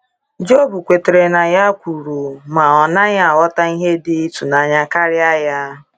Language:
Igbo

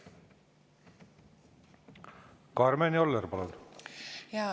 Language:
Estonian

